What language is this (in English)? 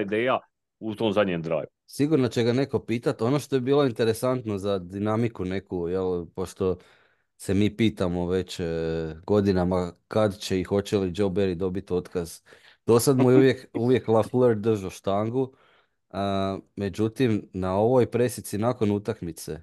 Croatian